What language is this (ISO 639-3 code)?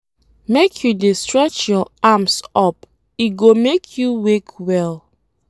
pcm